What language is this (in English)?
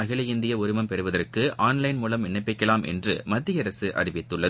Tamil